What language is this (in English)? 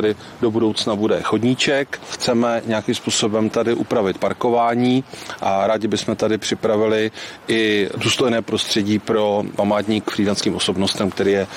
Czech